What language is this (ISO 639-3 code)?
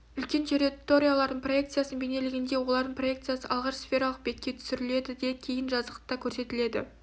kaz